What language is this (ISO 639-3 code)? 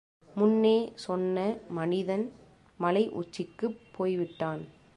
tam